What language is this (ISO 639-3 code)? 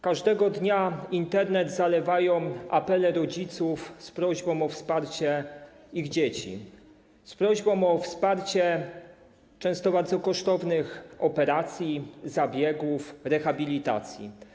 pol